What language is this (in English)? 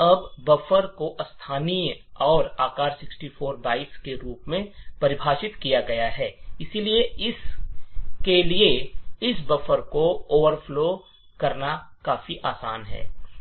Hindi